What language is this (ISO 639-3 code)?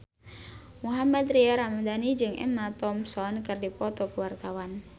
sun